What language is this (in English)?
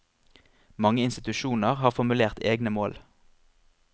Norwegian